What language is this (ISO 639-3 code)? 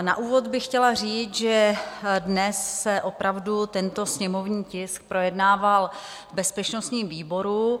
ces